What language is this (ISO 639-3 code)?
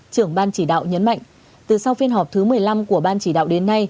vie